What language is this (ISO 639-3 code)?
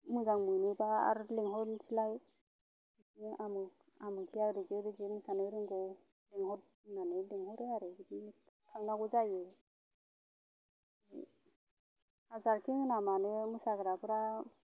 brx